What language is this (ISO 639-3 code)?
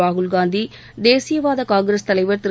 tam